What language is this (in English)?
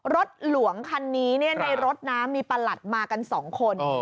Thai